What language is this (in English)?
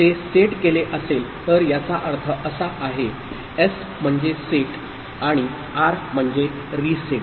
Marathi